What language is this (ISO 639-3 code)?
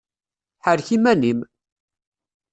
kab